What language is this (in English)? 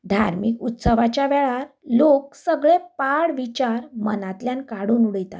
Konkani